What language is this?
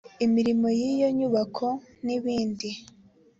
Kinyarwanda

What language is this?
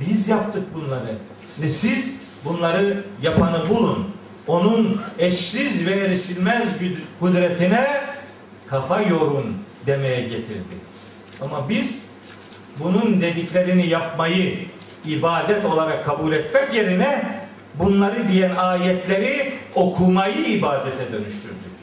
Turkish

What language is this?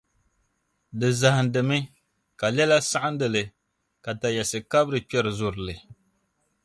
Dagbani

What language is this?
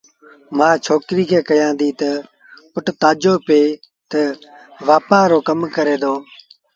Sindhi Bhil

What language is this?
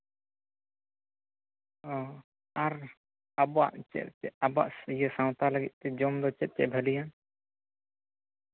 Santali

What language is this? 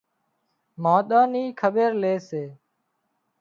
Wadiyara Koli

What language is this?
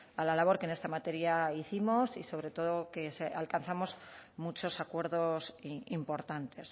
Spanish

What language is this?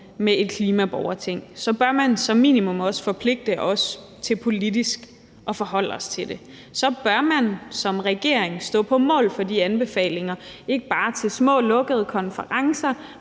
Danish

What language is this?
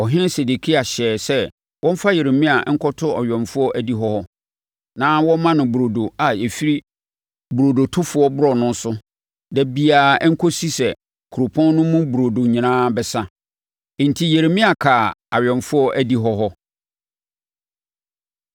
Akan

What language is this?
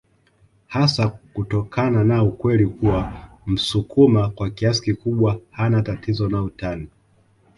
Swahili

